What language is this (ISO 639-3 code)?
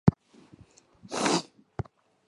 zho